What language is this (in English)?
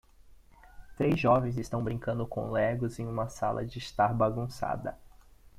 Portuguese